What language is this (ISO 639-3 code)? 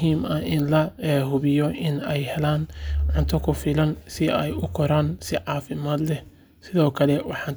som